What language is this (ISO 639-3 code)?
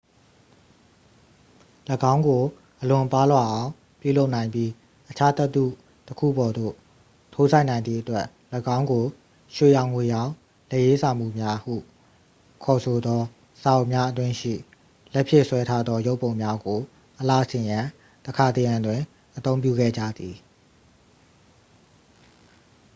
mya